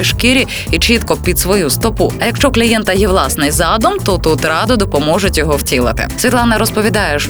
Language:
Ukrainian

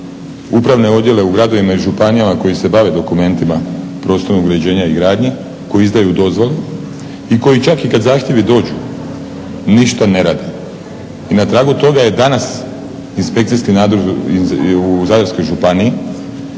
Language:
Croatian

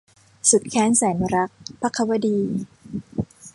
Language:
Thai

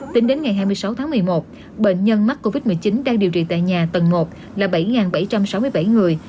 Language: Vietnamese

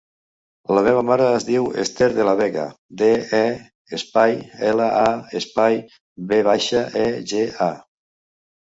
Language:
Catalan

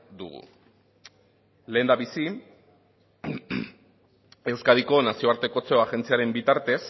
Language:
Basque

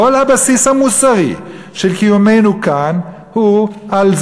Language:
Hebrew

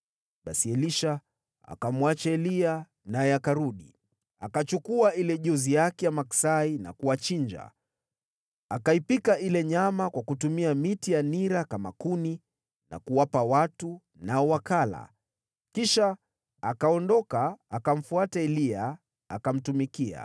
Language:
Swahili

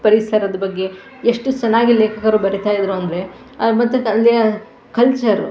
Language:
Kannada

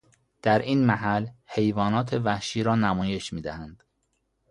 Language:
Persian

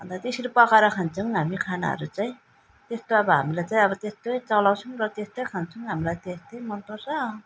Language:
Nepali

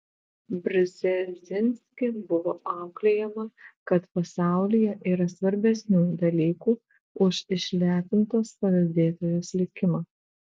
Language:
Lithuanian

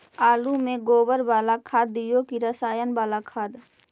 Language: Magahi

